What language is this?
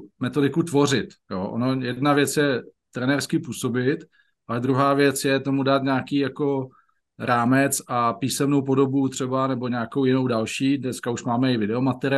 Czech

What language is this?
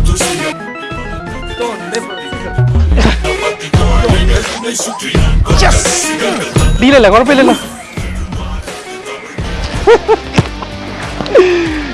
Malayalam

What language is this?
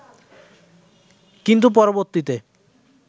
Bangla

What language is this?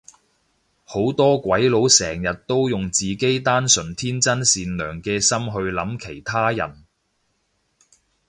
Cantonese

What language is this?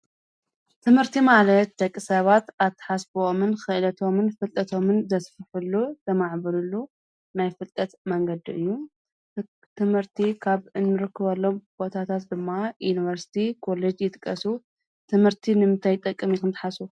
Tigrinya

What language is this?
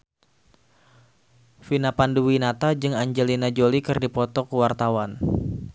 Sundanese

